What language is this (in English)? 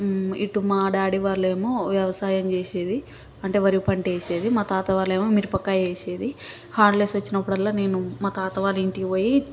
Telugu